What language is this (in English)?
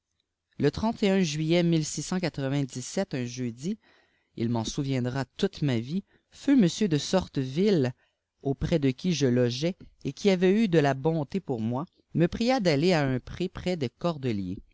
French